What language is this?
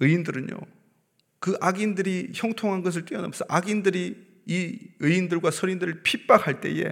Korean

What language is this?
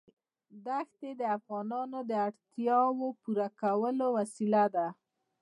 Pashto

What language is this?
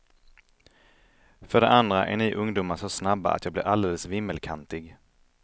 Swedish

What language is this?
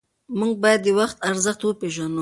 Pashto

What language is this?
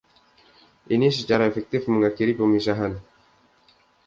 Indonesian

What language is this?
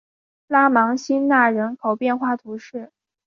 Chinese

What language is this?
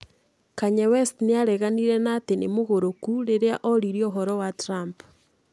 Kikuyu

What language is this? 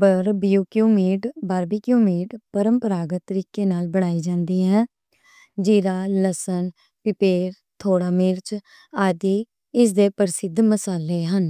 Western Panjabi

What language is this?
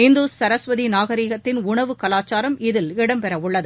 Tamil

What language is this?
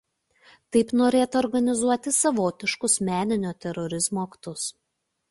Lithuanian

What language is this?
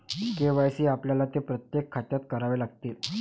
Marathi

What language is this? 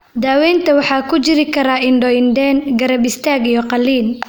Somali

